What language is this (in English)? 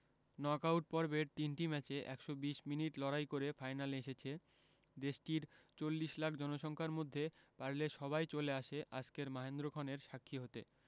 Bangla